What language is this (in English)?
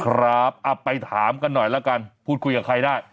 Thai